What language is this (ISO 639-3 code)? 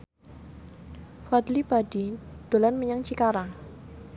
jav